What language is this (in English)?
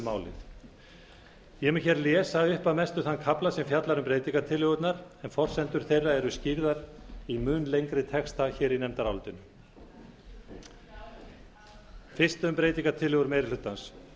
Icelandic